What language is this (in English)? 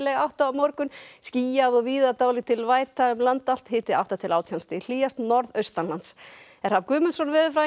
Icelandic